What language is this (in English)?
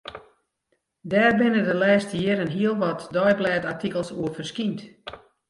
Western Frisian